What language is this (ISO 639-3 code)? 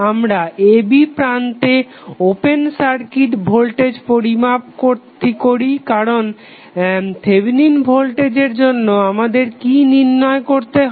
ben